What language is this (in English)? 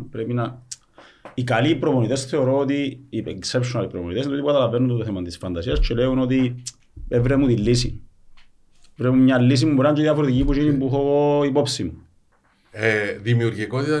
Greek